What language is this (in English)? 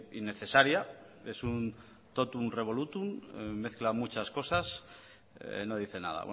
Spanish